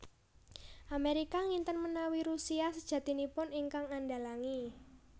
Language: Javanese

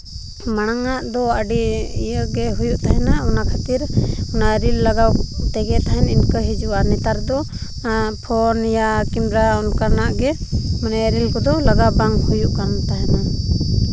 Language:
Santali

